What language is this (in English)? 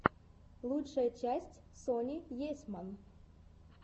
Russian